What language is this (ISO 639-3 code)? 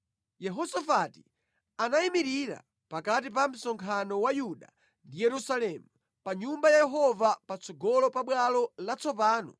nya